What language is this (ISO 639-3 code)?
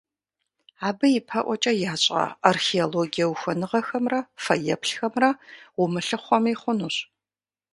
kbd